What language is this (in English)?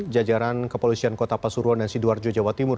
Indonesian